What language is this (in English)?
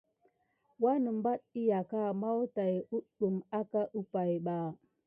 Gidar